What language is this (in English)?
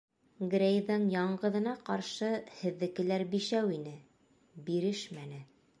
Bashkir